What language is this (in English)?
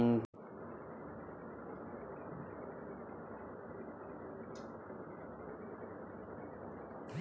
Bhojpuri